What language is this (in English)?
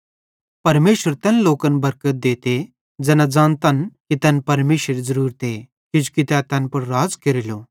Bhadrawahi